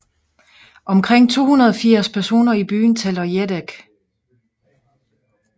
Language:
Danish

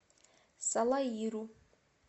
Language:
Russian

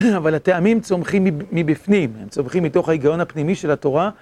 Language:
Hebrew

